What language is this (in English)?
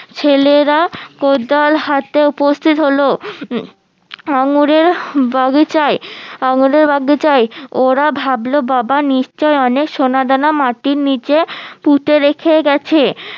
Bangla